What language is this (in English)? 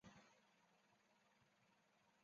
Chinese